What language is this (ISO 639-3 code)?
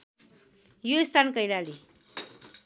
nep